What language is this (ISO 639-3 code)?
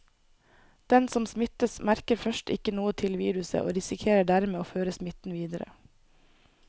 nor